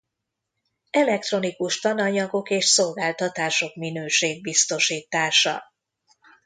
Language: Hungarian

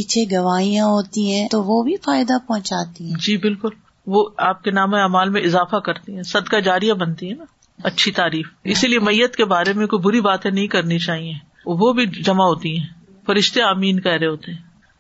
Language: Urdu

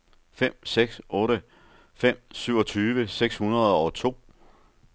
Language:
Danish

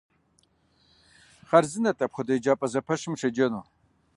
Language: Kabardian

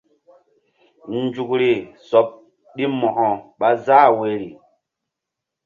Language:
Mbum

